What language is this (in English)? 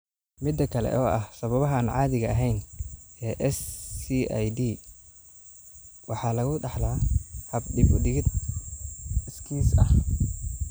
Somali